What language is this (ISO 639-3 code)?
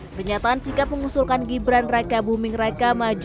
ind